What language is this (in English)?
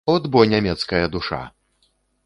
Belarusian